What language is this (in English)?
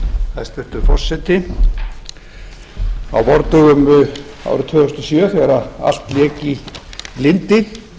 Icelandic